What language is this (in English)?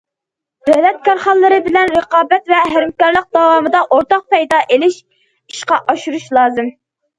Uyghur